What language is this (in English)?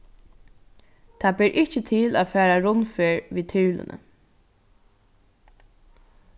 Faroese